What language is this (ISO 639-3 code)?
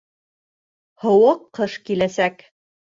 bak